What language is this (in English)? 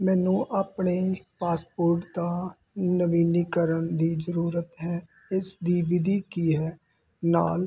Punjabi